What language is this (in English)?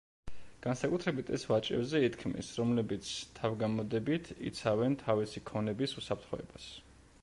Georgian